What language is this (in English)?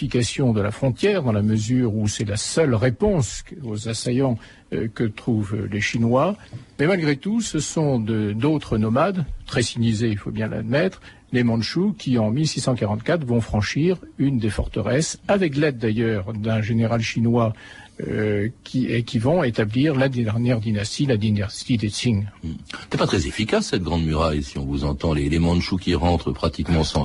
French